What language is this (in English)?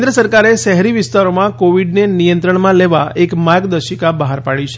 Gujarati